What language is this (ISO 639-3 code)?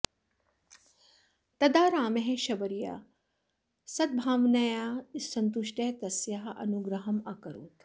san